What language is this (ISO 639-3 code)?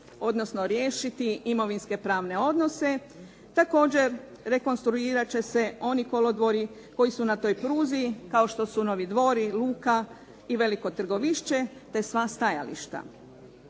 hrv